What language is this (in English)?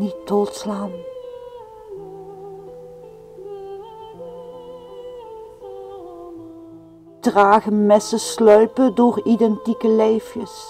Dutch